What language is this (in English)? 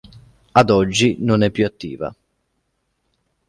Italian